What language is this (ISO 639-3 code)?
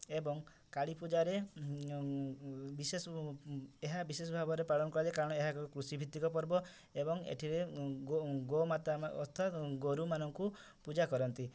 ori